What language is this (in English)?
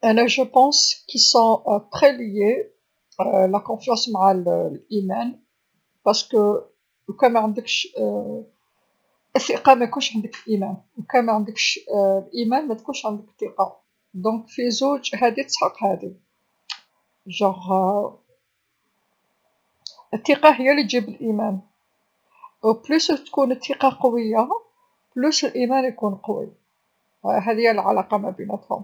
Algerian Arabic